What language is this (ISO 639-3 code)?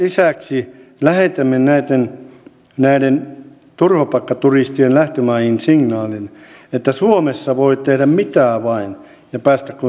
fin